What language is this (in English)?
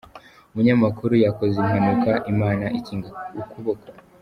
Kinyarwanda